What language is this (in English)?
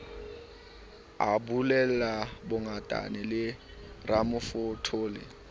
Southern Sotho